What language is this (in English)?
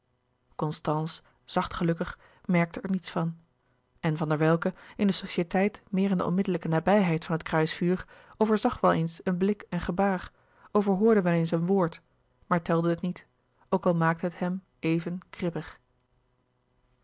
Dutch